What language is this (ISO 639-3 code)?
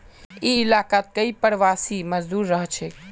mag